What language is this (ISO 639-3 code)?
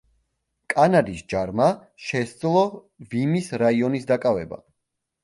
kat